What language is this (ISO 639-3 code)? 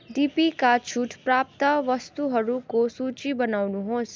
nep